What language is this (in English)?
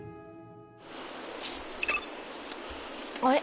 Japanese